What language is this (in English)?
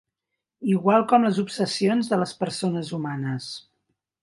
Catalan